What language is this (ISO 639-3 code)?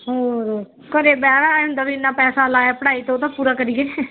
pan